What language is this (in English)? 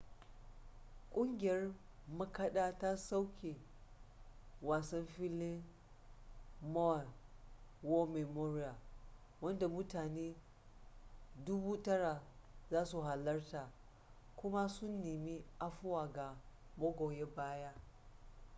Hausa